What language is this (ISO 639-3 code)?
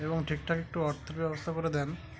ben